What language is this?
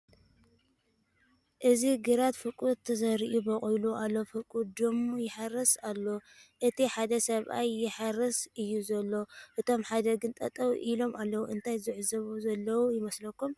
Tigrinya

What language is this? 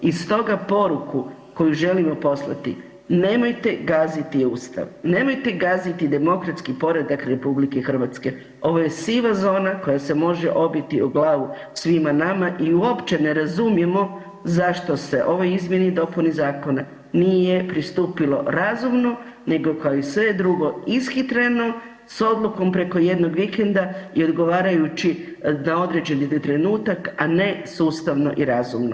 Croatian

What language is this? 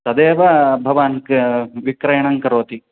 Sanskrit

